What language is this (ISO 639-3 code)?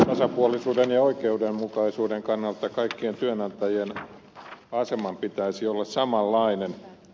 fin